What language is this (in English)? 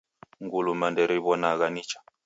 Taita